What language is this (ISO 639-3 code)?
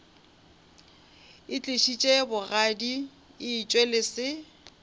nso